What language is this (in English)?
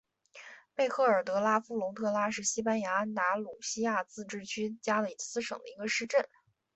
Chinese